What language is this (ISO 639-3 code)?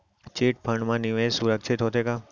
hne